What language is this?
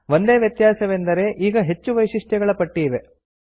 Kannada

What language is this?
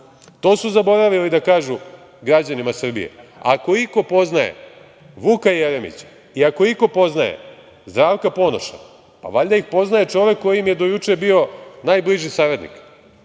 Serbian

